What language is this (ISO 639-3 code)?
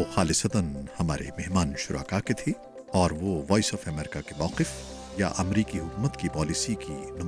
urd